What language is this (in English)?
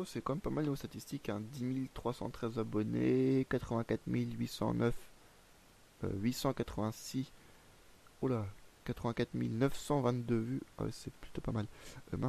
French